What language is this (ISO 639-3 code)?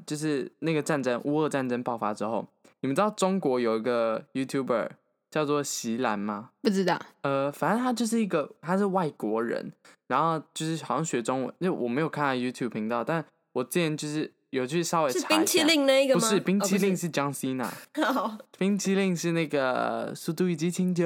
zho